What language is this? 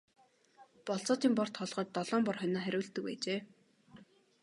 Mongolian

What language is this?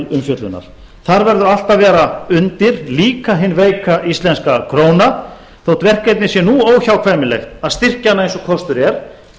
Icelandic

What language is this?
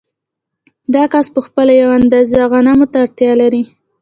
Pashto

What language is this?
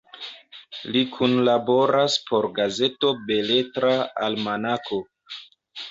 Esperanto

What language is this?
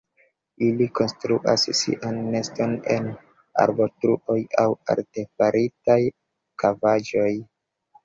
Esperanto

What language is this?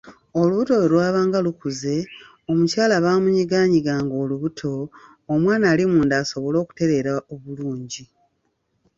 Ganda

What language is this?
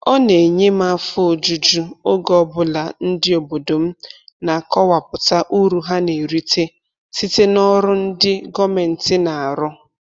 Igbo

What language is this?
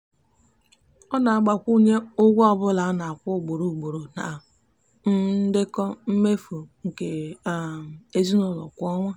Igbo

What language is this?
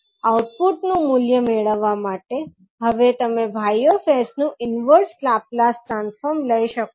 Gujarati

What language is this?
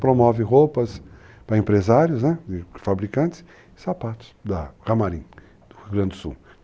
Portuguese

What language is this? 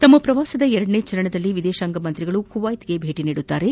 Kannada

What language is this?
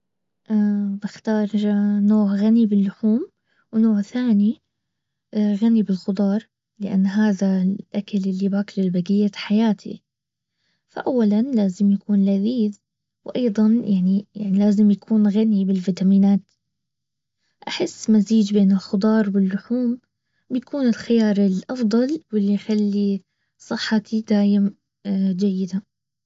Baharna Arabic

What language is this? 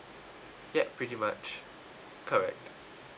English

